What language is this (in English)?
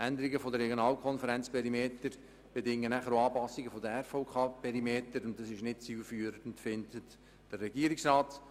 Swiss German